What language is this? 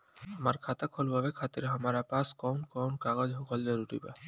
Bhojpuri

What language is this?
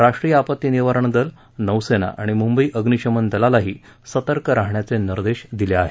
Marathi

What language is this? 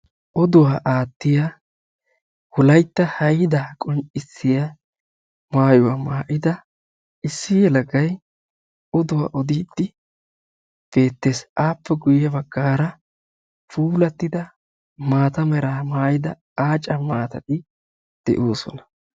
Wolaytta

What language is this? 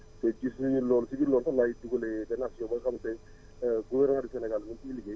Wolof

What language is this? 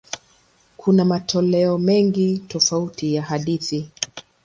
Swahili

